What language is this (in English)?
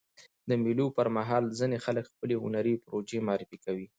Pashto